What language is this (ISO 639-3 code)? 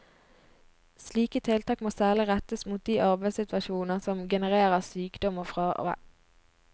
nor